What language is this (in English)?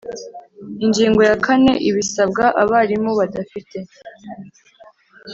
Kinyarwanda